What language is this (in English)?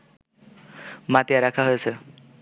Bangla